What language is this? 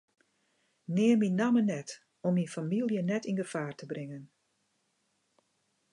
Western Frisian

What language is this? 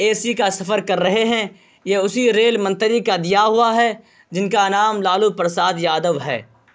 Urdu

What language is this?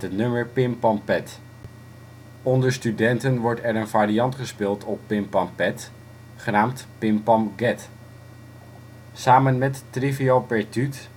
Dutch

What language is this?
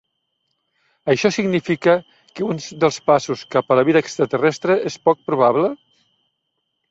Catalan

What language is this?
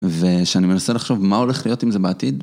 Hebrew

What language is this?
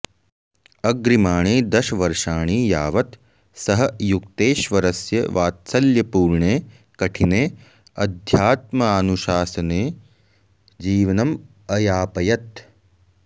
Sanskrit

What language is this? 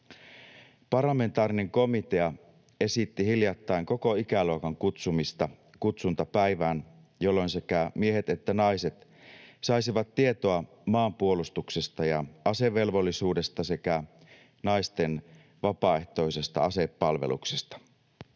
Finnish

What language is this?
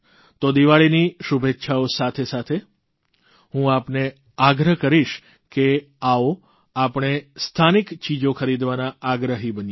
Gujarati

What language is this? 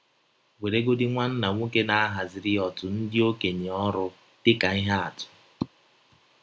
Igbo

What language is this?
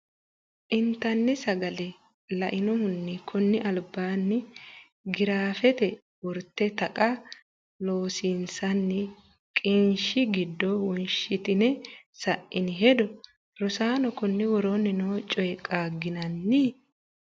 Sidamo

